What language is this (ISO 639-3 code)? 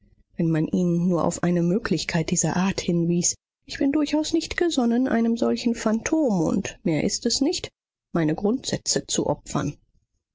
deu